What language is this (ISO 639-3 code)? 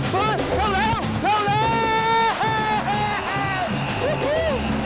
tha